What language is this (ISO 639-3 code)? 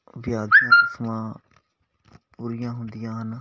pan